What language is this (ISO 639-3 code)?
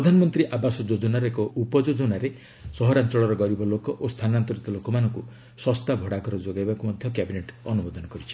ori